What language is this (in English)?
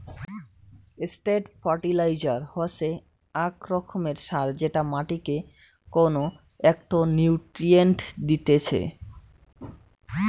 Bangla